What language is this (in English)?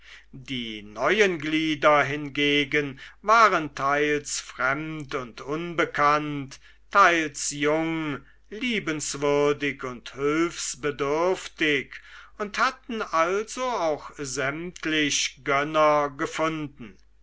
German